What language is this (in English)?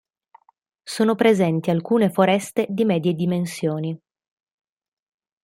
Italian